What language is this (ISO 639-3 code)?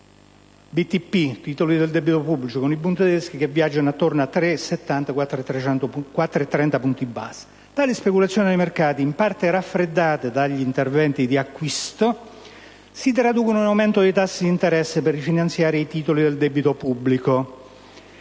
ita